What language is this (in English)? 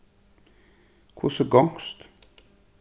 Faroese